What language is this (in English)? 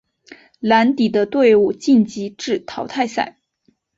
Chinese